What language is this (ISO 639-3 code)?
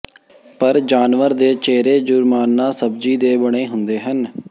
pan